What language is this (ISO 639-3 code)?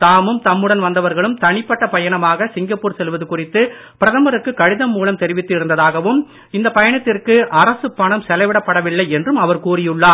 tam